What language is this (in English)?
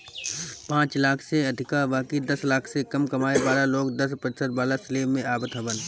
Bhojpuri